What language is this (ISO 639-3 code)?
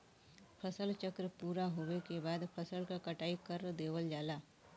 bho